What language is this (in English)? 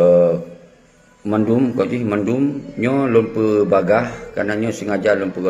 Malay